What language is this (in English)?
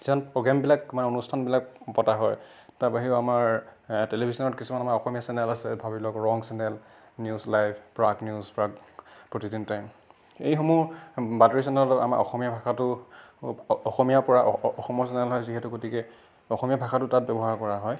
Assamese